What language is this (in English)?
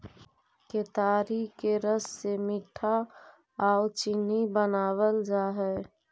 Magahi